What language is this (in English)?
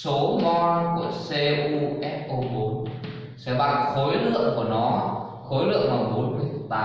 Vietnamese